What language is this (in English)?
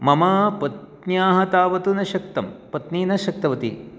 Sanskrit